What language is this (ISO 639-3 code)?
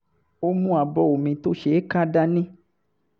yor